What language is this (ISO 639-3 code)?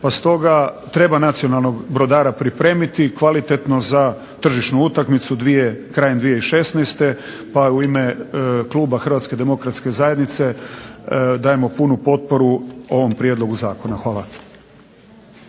hrv